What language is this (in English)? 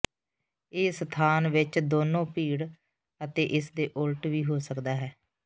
Punjabi